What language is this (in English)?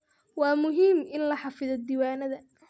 Somali